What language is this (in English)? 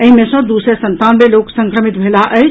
Maithili